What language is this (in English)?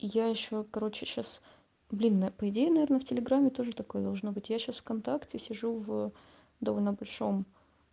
Russian